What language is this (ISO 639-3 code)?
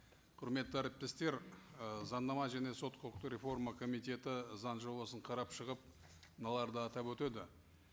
kaz